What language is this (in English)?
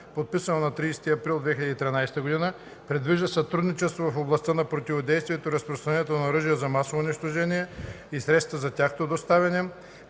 Bulgarian